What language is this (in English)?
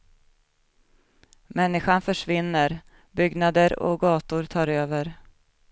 Swedish